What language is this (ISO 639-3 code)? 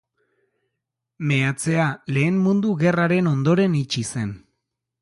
eus